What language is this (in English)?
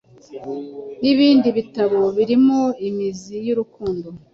Kinyarwanda